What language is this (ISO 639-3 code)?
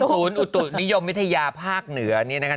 tha